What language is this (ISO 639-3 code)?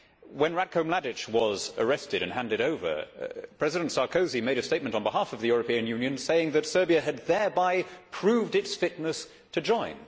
eng